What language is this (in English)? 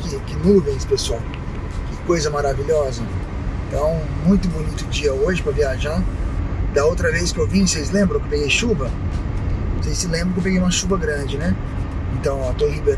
Portuguese